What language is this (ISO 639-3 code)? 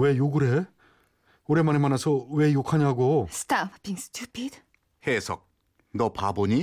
kor